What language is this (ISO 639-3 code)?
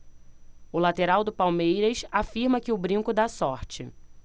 por